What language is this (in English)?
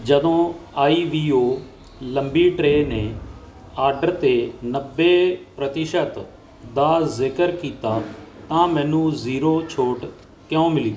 Punjabi